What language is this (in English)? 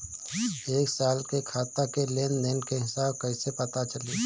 Bhojpuri